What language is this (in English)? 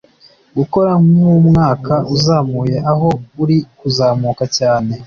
Kinyarwanda